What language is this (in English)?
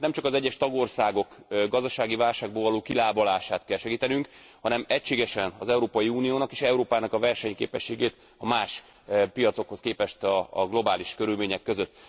Hungarian